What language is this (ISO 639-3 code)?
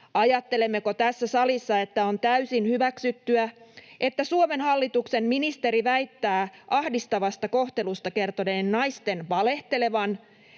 fin